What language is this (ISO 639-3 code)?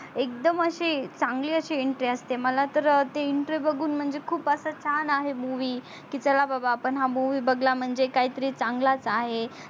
mar